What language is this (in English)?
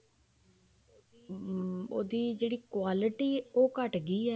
Punjabi